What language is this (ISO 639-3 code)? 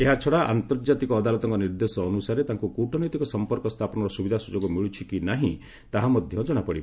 ori